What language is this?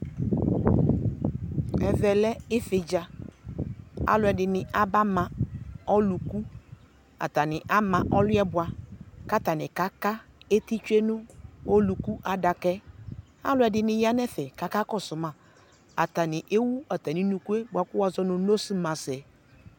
Ikposo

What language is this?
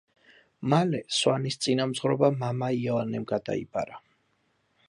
Georgian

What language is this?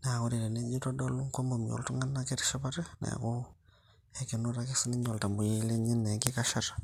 Masai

